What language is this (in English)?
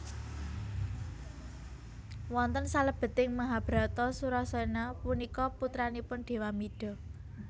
Javanese